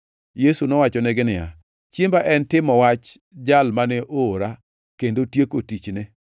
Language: Luo (Kenya and Tanzania)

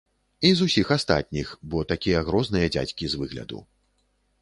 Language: Belarusian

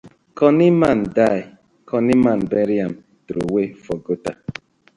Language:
Nigerian Pidgin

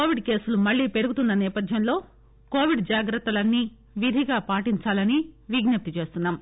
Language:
Telugu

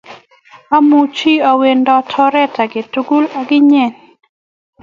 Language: Kalenjin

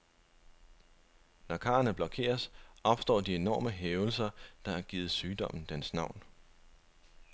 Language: Danish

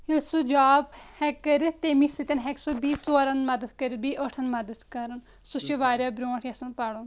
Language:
Kashmiri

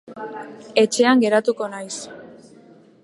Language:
Basque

